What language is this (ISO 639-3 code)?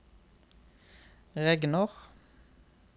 nor